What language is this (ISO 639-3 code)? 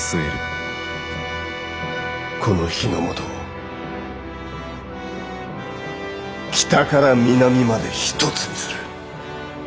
jpn